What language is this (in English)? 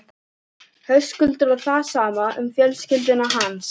Icelandic